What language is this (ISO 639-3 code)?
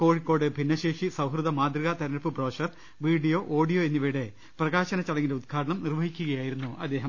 mal